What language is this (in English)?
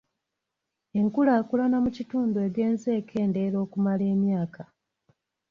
Ganda